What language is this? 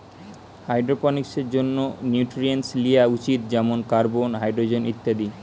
Bangla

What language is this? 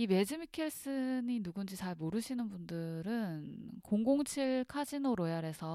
Korean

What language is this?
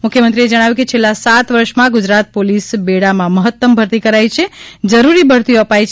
Gujarati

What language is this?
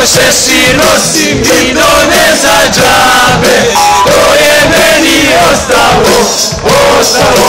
Czech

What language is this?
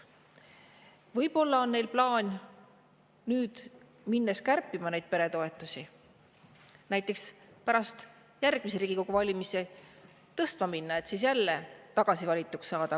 Estonian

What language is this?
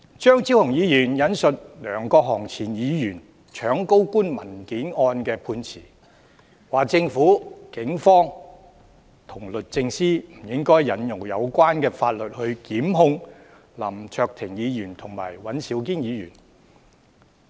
Cantonese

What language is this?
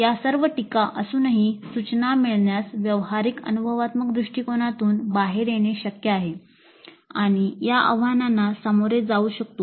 Marathi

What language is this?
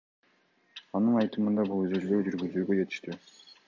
Kyrgyz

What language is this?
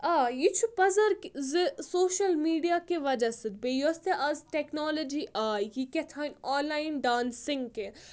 Kashmiri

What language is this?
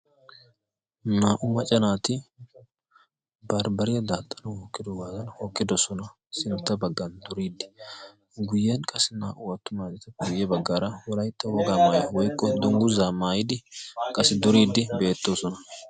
Wolaytta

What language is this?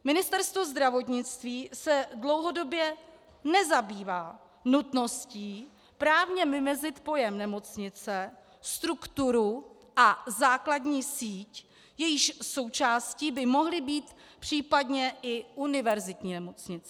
Czech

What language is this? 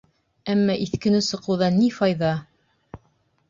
Bashkir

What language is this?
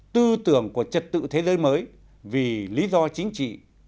Vietnamese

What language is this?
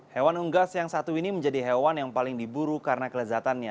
Indonesian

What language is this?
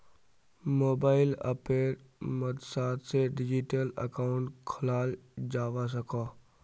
Magahi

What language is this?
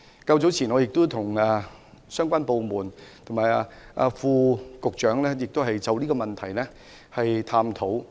Cantonese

